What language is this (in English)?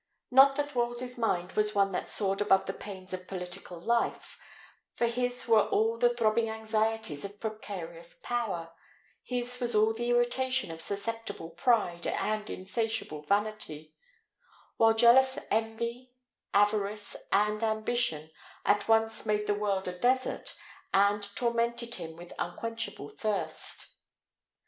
English